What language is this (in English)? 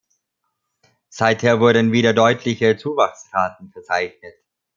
German